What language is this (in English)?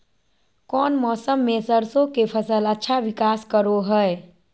Magahi